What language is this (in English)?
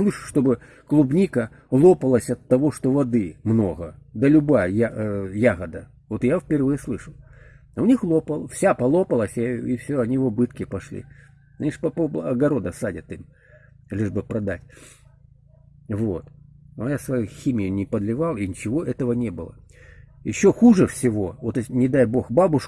Russian